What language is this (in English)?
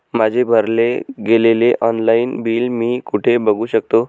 Marathi